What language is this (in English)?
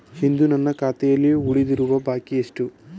Kannada